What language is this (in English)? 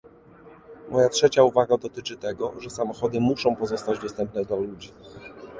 Polish